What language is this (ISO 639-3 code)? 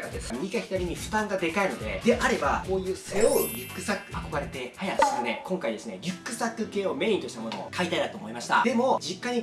jpn